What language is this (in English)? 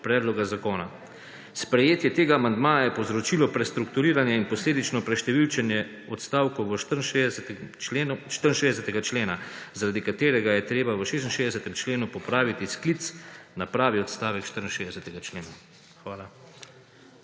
Slovenian